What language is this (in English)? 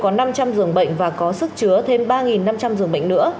Vietnamese